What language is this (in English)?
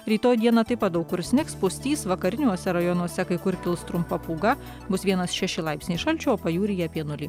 Lithuanian